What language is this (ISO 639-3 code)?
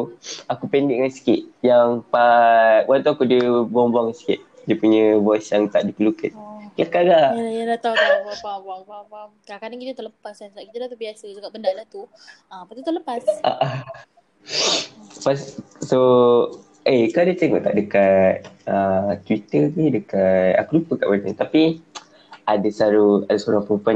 msa